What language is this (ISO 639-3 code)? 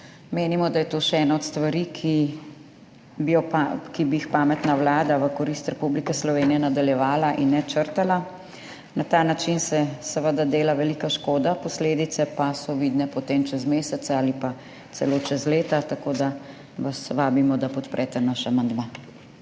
slv